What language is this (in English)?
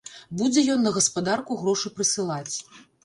Belarusian